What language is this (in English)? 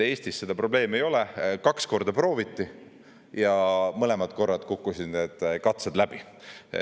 Estonian